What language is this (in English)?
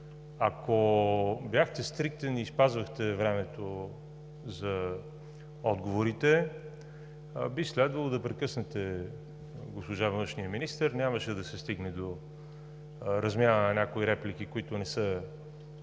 Bulgarian